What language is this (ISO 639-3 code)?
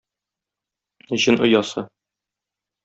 tat